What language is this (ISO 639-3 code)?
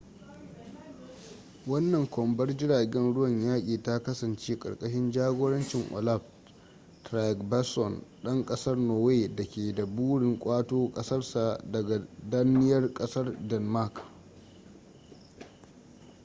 hau